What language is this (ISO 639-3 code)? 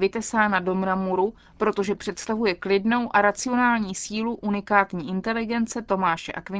ces